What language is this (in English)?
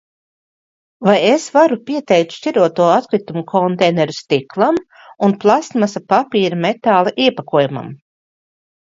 Latvian